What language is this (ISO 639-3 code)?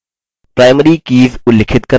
hin